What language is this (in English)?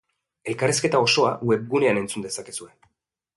Basque